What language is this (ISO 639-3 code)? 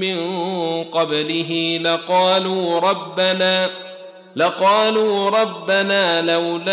ara